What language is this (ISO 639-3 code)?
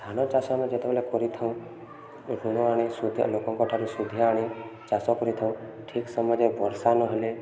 ori